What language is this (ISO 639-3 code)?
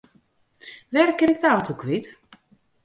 fry